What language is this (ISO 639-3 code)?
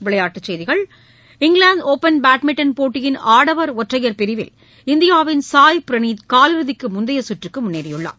tam